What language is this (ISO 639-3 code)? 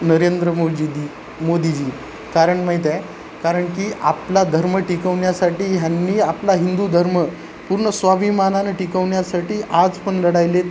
mar